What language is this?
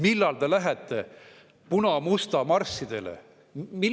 Estonian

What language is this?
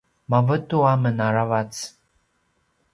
Paiwan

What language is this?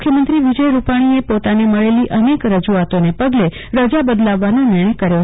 Gujarati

